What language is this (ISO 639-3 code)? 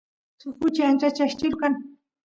qus